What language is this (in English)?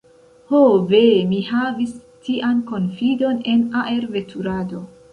Esperanto